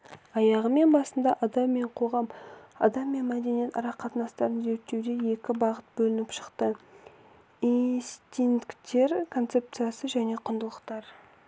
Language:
Kazakh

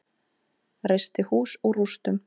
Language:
Icelandic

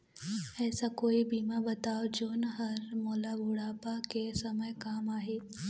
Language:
Chhattisgarhi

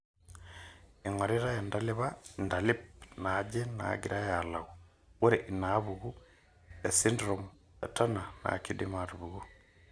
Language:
Masai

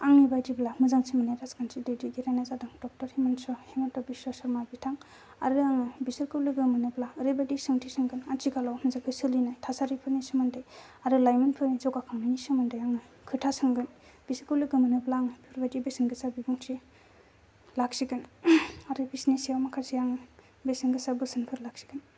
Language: Bodo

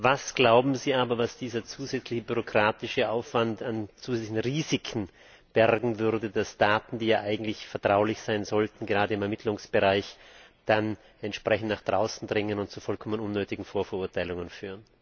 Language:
German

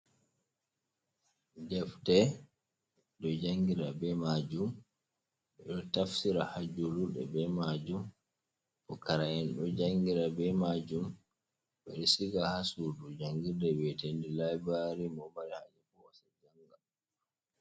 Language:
Fula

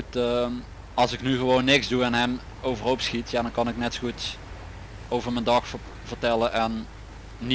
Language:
Dutch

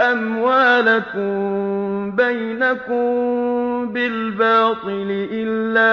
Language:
Arabic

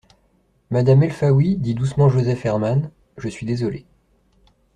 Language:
French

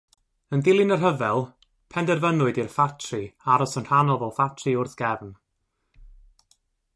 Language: Welsh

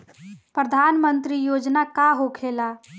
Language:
Bhojpuri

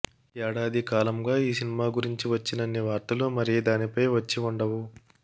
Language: Telugu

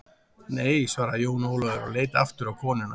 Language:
Icelandic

